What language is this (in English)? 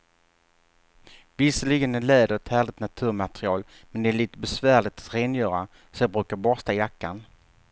Swedish